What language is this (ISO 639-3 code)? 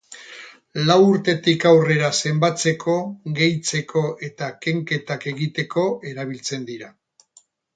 eus